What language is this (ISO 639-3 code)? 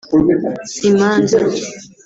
kin